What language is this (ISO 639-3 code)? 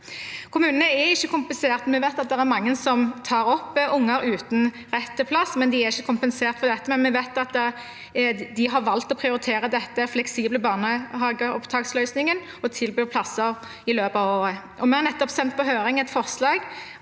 nor